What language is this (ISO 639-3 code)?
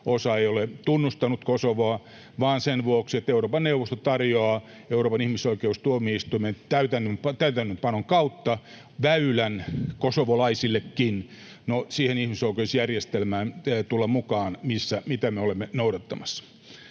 fin